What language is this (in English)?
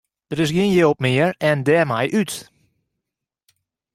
Western Frisian